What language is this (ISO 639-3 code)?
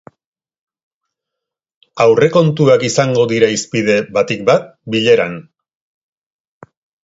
eus